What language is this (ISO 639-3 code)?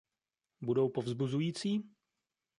ces